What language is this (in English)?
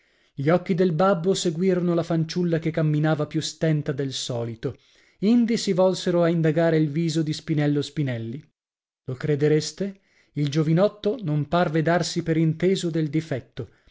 Italian